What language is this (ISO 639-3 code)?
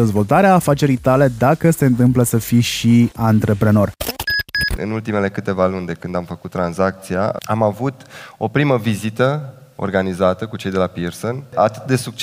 ron